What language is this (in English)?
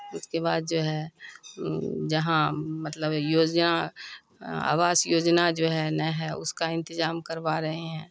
Urdu